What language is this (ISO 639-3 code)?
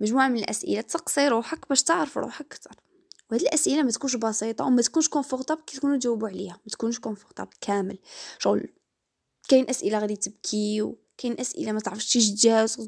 ara